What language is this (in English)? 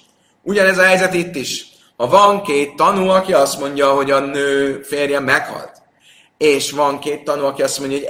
Hungarian